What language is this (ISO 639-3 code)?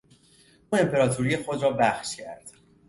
fas